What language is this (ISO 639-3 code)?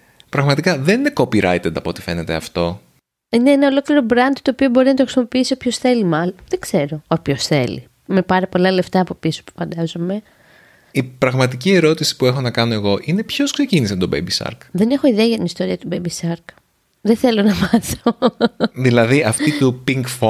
ell